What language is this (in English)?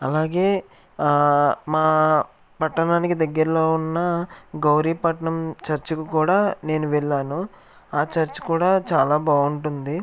Telugu